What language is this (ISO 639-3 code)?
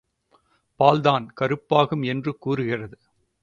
tam